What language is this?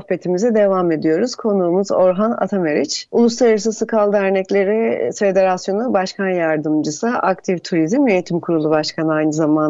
Turkish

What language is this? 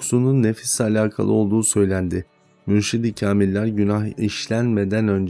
Turkish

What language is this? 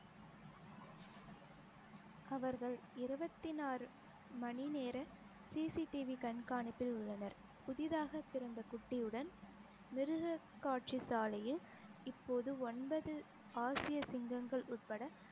Tamil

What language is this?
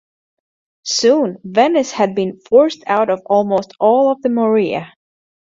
English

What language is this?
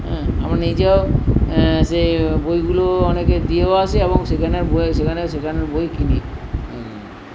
Bangla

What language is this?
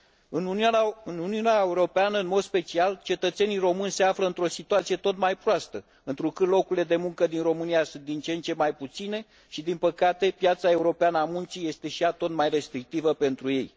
Romanian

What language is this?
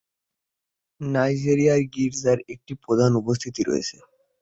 Bangla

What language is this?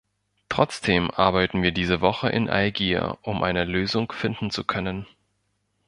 German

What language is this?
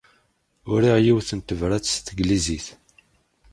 Kabyle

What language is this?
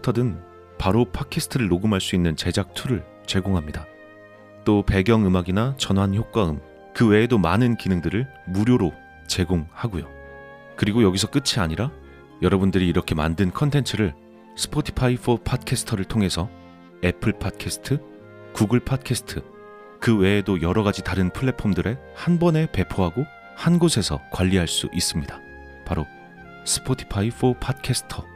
Korean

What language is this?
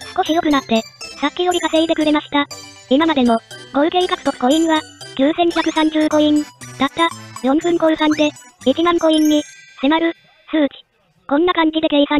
Japanese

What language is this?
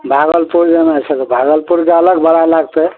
Maithili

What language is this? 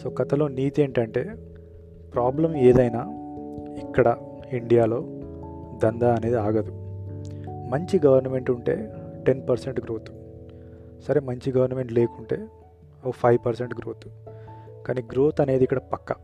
Telugu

